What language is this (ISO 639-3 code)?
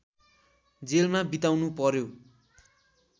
nep